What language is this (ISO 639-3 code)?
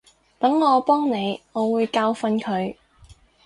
yue